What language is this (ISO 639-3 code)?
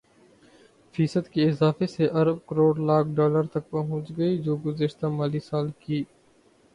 urd